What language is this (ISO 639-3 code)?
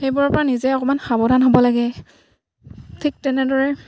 asm